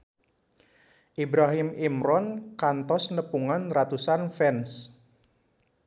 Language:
Sundanese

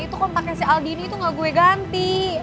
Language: Indonesian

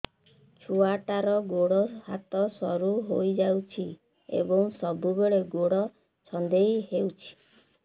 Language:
Odia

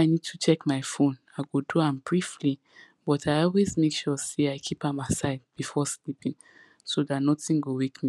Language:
Nigerian Pidgin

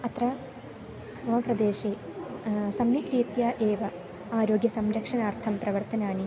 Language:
Sanskrit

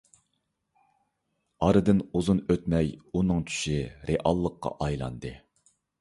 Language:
Uyghur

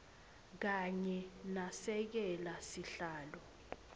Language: Swati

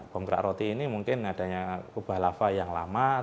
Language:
Indonesian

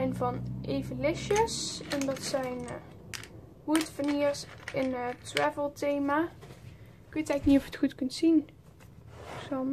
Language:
Dutch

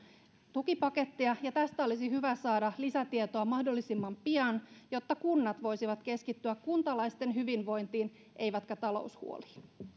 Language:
Finnish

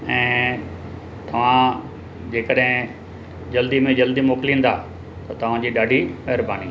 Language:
Sindhi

